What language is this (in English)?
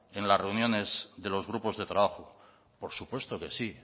Spanish